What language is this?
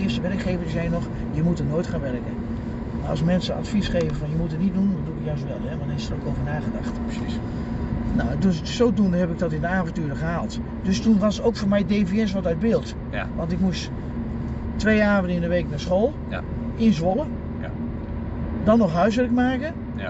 Dutch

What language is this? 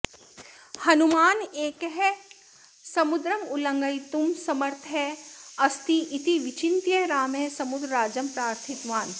Sanskrit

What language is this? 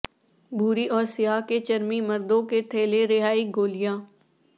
Urdu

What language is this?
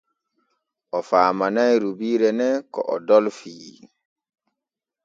Borgu Fulfulde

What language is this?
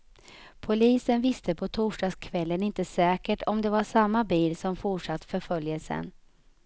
Swedish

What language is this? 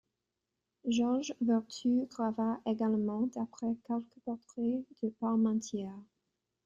French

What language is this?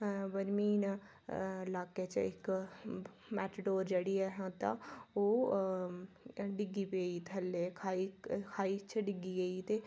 Dogri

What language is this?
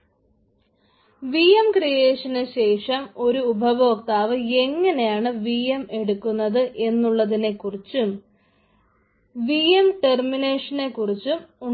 Malayalam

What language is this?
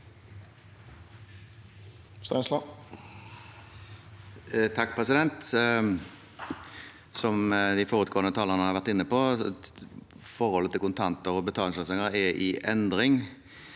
Norwegian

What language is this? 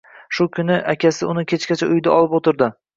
Uzbek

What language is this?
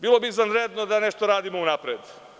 Serbian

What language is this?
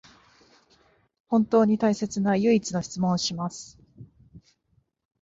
Japanese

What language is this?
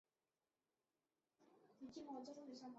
Chinese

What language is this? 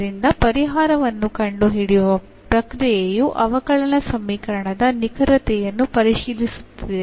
Kannada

